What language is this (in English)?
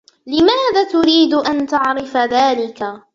Arabic